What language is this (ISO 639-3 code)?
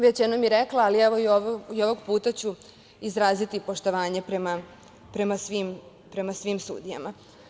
srp